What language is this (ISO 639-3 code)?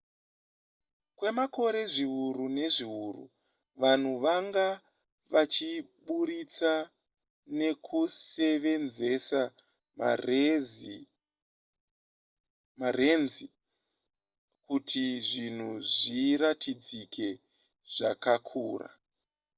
sna